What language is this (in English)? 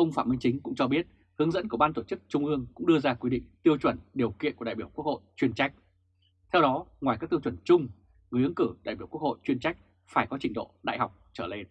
Vietnamese